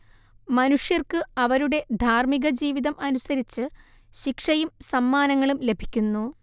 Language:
Malayalam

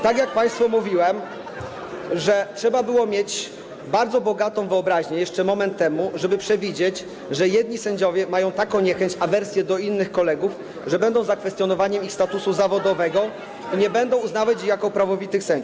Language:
Polish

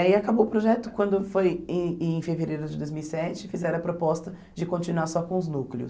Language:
Portuguese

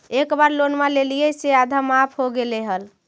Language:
Magahi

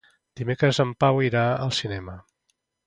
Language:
Catalan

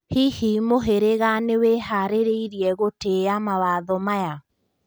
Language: Kikuyu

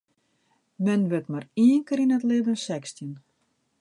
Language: Western Frisian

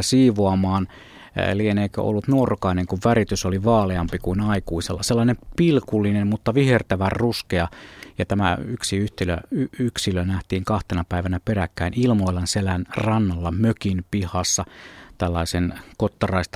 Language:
Finnish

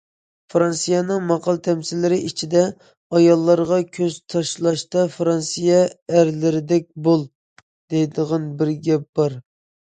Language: Uyghur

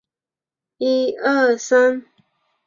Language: Chinese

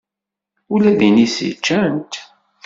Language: Kabyle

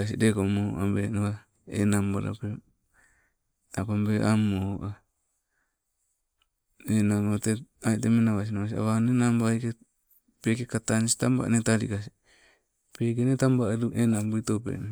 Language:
Sibe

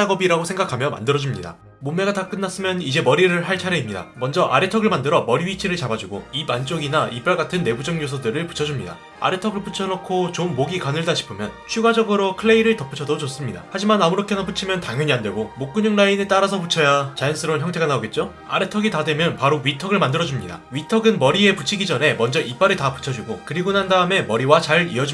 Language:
Korean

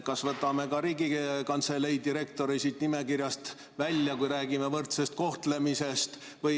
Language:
Estonian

